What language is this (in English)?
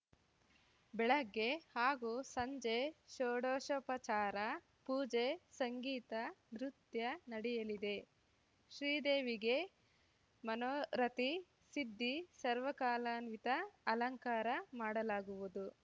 Kannada